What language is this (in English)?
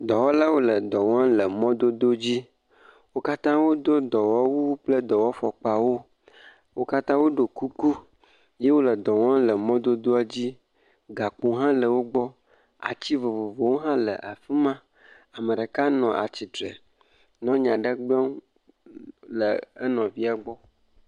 Ewe